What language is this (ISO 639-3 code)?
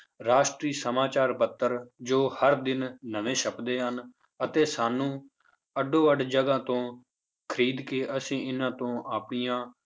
pan